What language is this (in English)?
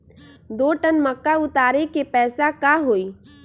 Magahi